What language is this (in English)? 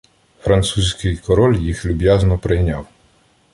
Ukrainian